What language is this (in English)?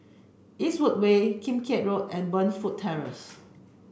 English